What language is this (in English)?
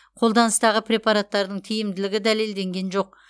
Kazakh